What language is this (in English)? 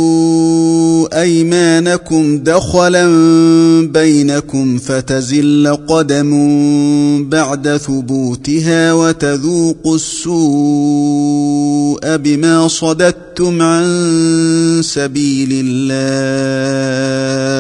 Arabic